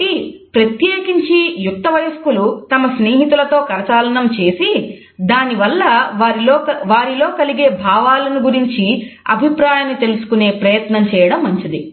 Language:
Telugu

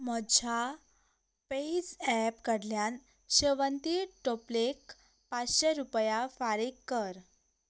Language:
Konkani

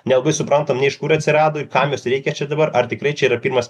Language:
Lithuanian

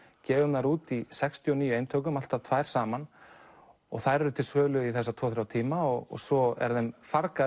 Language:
Icelandic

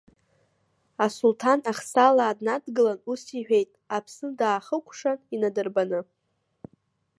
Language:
Abkhazian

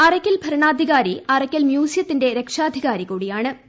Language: Malayalam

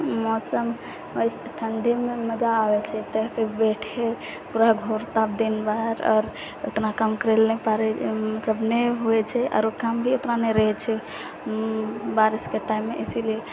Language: Maithili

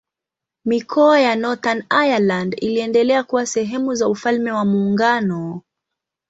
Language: Swahili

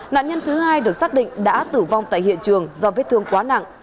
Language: Vietnamese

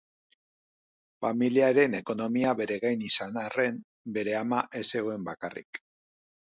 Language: Basque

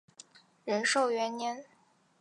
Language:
Chinese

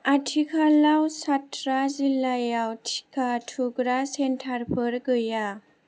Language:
Bodo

